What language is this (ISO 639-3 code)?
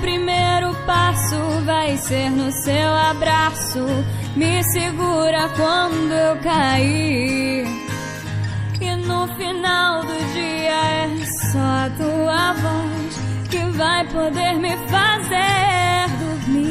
por